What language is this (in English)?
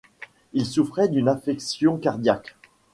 French